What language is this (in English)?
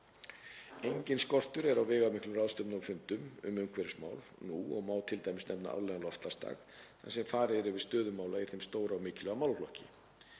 Icelandic